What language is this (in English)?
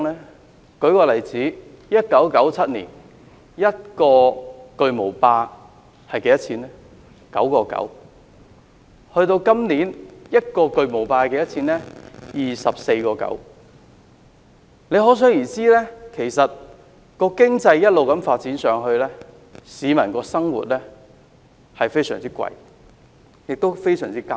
Cantonese